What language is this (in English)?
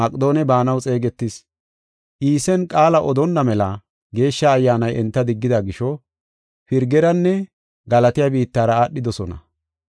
Gofa